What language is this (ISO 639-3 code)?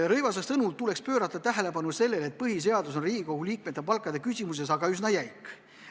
est